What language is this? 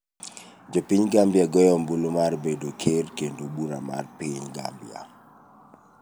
Luo (Kenya and Tanzania)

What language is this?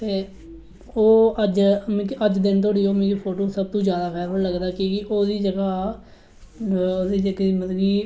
Dogri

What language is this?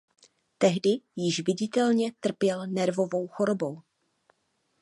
Czech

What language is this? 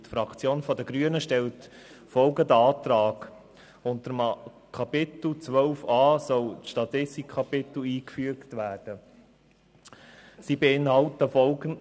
Swiss German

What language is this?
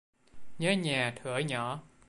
Vietnamese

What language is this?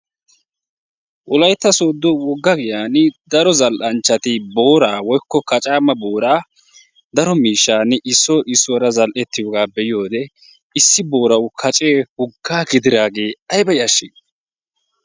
Wolaytta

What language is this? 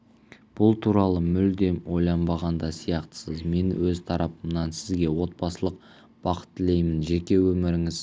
Kazakh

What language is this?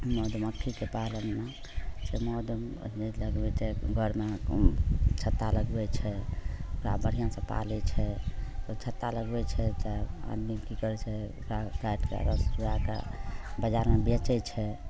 Maithili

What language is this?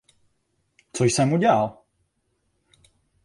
Czech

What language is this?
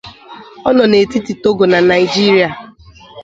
Igbo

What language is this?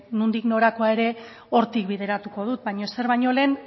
Basque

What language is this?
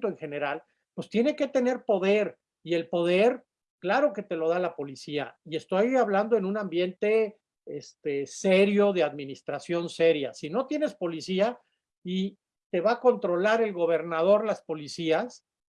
Spanish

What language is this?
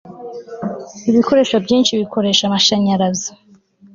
Kinyarwanda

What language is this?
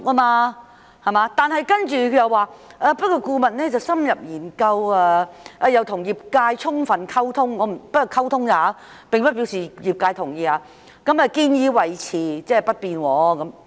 Cantonese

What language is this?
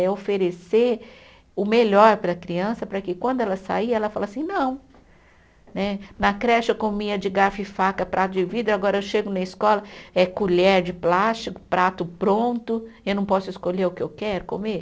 Portuguese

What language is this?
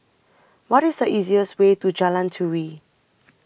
English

